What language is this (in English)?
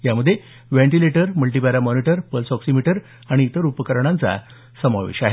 Marathi